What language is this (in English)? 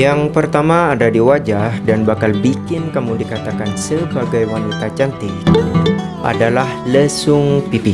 Indonesian